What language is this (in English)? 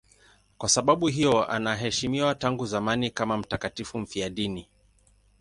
Swahili